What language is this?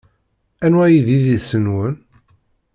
Kabyle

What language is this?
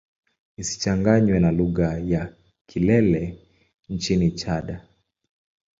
Swahili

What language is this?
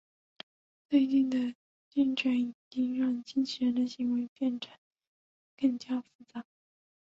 Chinese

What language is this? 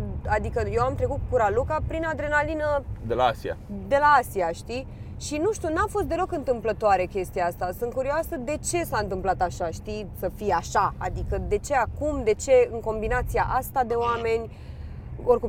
Romanian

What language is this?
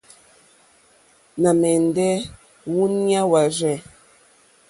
Mokpwe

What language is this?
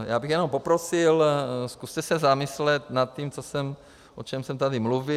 Czech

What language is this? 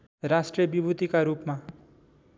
Nepali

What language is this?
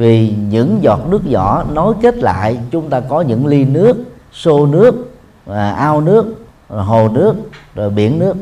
Vietnamese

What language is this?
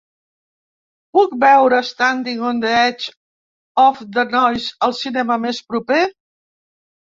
Catalan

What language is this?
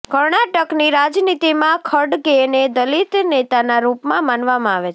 Gujarati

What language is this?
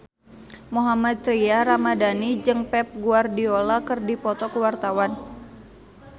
Sundanese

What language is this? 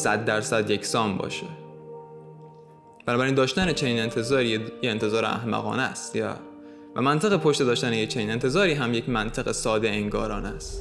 Persian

